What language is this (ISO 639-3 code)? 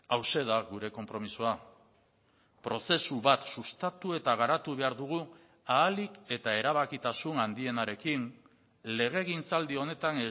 eus